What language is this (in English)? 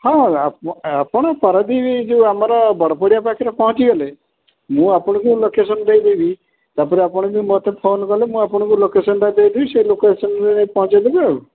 Odia